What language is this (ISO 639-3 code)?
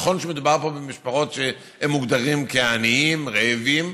heb